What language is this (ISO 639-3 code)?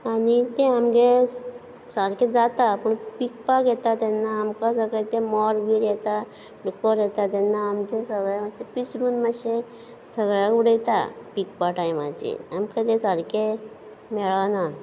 kok